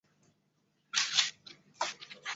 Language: Chinese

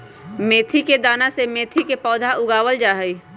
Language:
Magahi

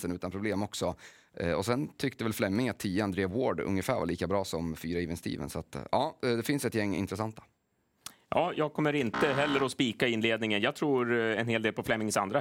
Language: Swedish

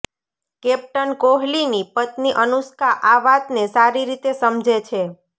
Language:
Gujarati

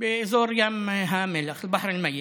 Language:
Hebrew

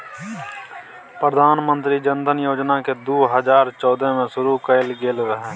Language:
Maithili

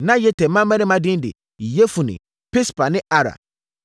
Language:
Akan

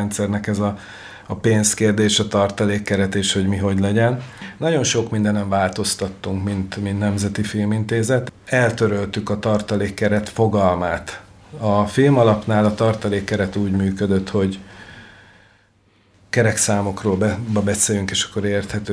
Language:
Hungarian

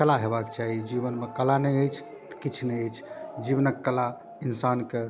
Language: Maithili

